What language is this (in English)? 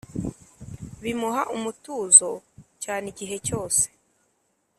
Kinyarwanda